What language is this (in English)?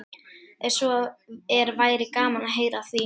Icelandic